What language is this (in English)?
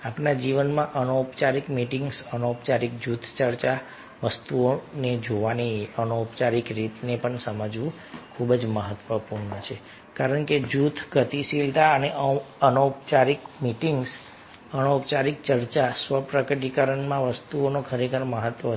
Gujarati